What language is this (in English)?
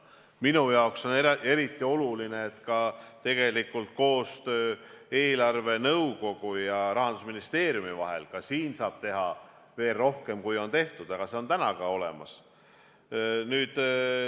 Estonian